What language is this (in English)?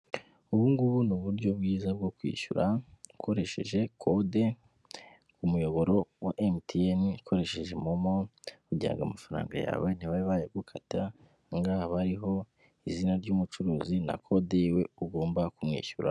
Kinyarwanda